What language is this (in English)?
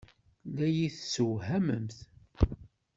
Kabyle